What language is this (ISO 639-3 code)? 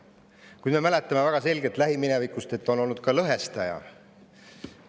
est